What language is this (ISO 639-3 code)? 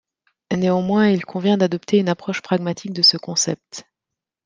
fra